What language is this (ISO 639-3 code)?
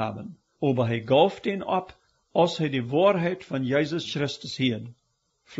deu